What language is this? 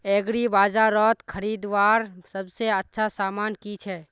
Magahi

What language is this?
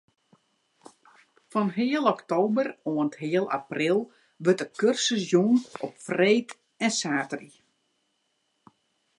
Western Frisian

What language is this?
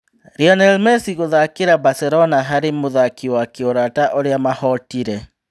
Kikuyu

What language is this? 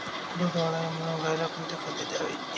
Marathi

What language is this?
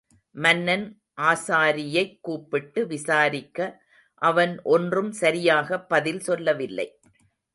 Tamil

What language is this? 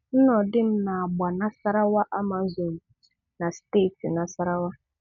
Igbo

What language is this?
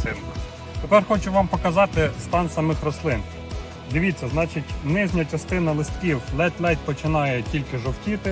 Ukrainian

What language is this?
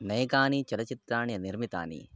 Sanskrit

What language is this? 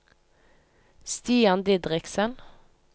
Norwegian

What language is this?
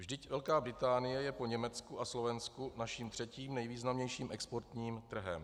Czech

